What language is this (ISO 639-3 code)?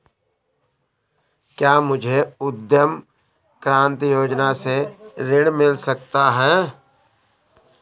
hin